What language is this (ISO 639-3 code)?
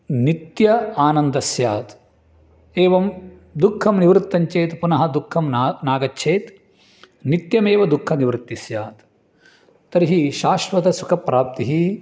san